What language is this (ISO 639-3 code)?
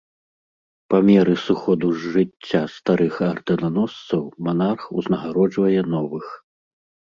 bel